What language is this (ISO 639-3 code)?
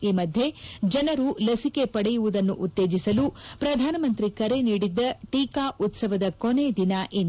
kan